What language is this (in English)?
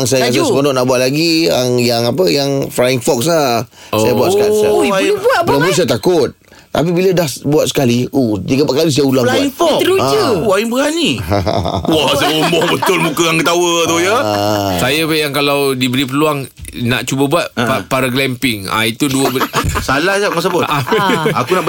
Malay